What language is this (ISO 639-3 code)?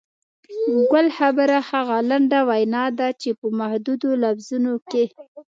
pus